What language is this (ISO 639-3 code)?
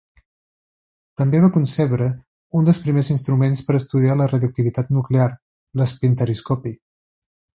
cat